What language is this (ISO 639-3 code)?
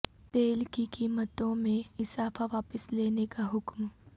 urd